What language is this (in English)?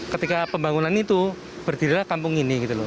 Indonesian